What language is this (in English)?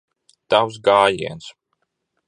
Latvian